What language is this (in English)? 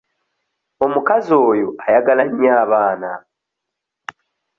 Ganda